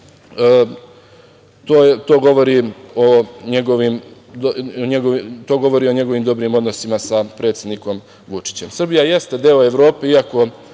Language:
Serbian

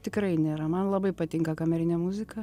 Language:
Lithuanian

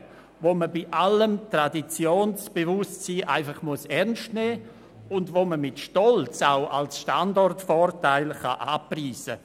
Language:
Swiss German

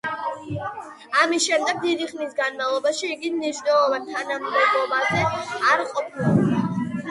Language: Georgian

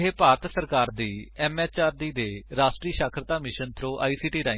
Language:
Punjabi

